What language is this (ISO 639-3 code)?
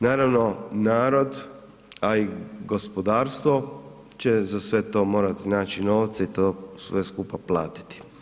hrv